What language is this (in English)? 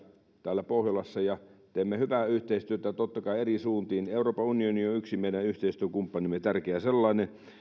Finnish